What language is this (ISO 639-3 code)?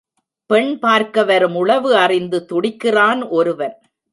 tam